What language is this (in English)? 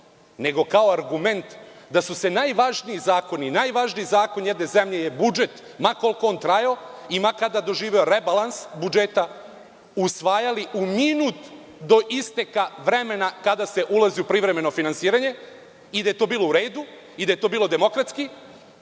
Serbian